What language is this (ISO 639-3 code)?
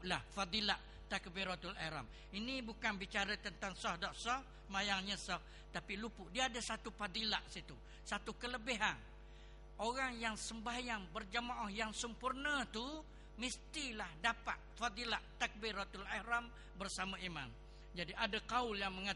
msa